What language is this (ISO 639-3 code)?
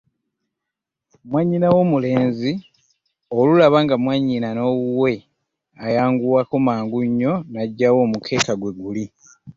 lug